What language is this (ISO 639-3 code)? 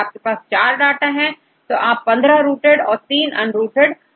hin